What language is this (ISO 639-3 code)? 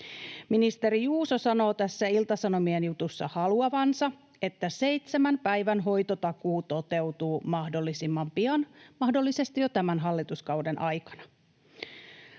fin